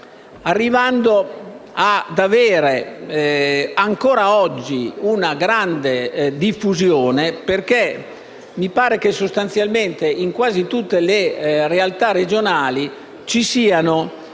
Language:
Italian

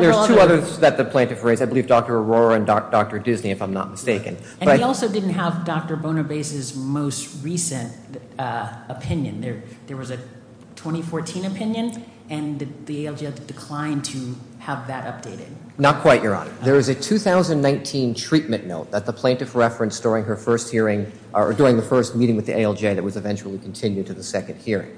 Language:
English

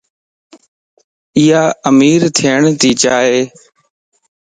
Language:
Lasi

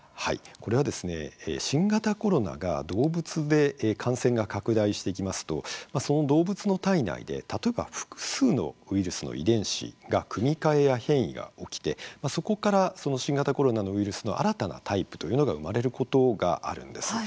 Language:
Japanese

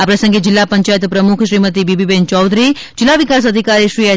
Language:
Gujarati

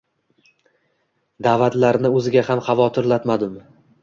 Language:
Uzbek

